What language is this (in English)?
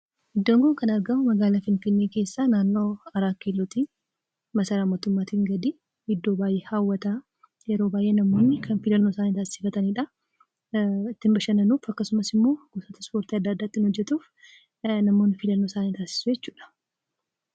Oromo